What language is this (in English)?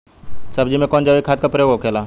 Bhojpuri